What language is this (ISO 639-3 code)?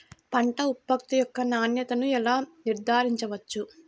tel